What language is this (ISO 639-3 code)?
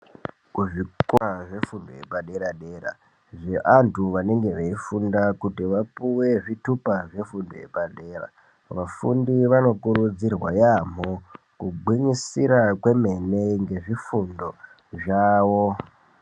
ndc